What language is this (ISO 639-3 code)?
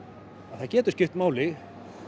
isl